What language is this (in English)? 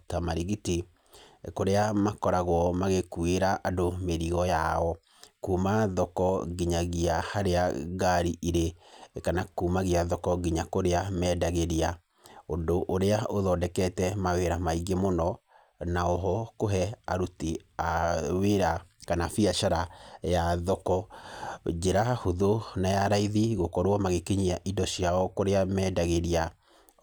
Kikuyu